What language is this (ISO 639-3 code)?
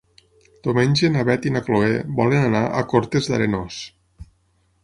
cat